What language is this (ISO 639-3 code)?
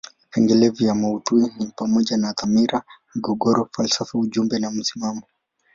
swa